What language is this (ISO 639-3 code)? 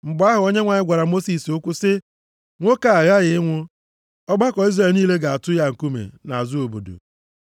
ibo